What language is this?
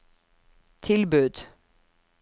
Norwegian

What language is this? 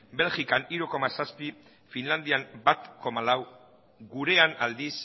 Basque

